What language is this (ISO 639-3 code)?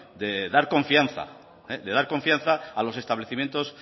spa